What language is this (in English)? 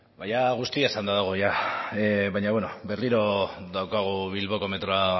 Basque